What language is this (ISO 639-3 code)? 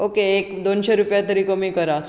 kok